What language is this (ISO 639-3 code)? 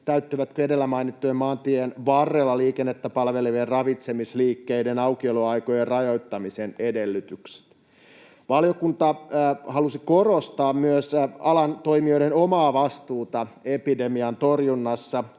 fin